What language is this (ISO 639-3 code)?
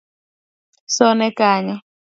luo